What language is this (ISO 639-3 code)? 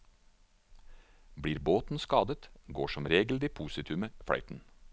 nor